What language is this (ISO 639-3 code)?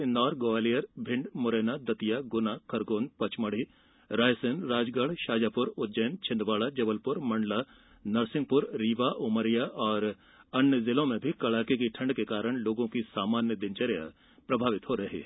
hin